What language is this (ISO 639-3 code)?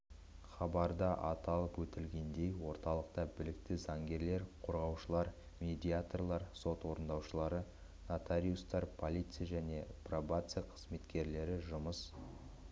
kaz